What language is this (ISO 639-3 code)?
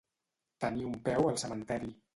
cat